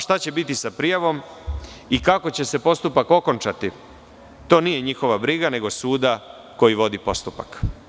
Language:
Serbian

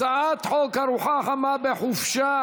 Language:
Hebrew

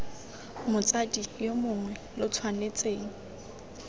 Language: Tswana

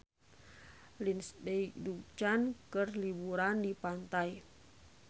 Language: Sundanese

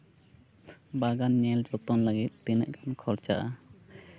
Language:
Santali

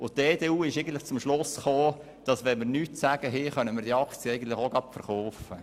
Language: Swiss German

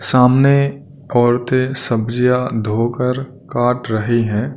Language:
Hindi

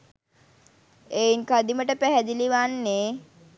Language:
Sinhala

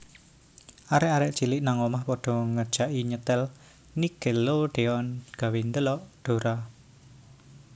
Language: Javanese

